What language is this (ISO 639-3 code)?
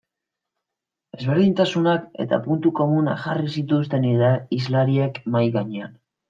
eus